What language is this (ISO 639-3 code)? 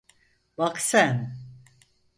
tur